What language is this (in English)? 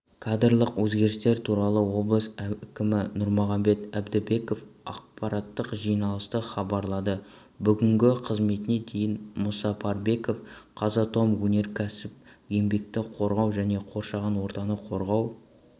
Kazakh